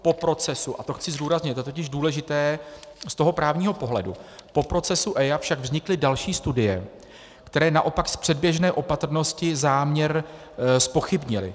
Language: Czech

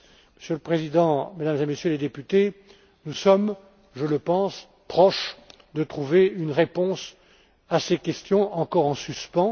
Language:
French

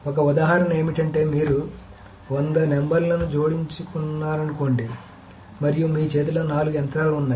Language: Telugu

